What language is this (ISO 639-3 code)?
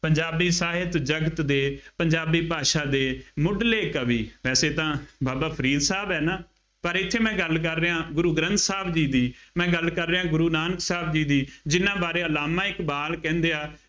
pan